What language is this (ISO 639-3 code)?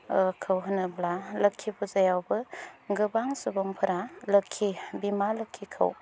brx